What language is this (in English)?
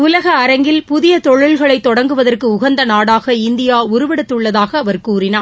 Tamil